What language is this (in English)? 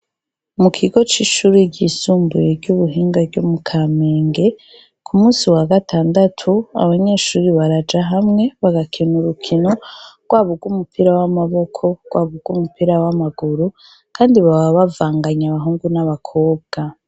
Rundi